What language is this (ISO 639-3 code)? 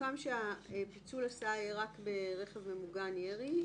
heb